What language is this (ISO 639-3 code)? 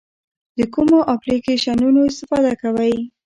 pus